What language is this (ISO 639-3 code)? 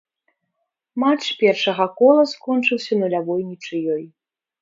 bel